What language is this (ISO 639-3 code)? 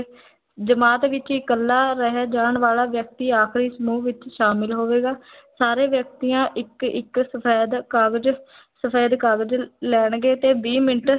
pan